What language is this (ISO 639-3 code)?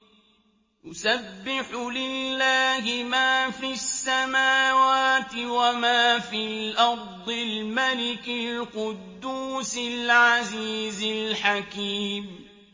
ara